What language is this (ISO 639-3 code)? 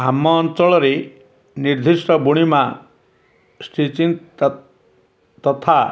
ori